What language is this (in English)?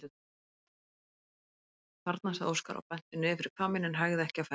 Icelandic